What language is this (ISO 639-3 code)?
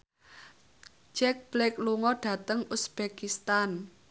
jav